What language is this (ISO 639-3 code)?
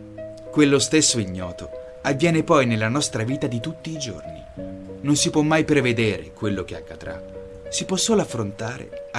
ita